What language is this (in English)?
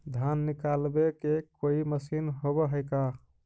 Magahi